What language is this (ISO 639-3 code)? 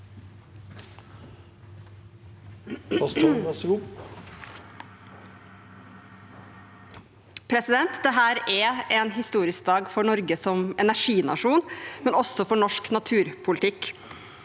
nor